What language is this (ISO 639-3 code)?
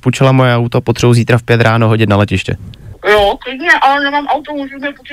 ces